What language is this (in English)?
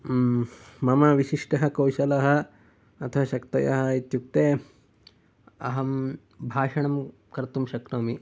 Sanskrit